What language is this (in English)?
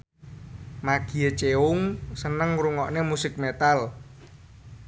Javanese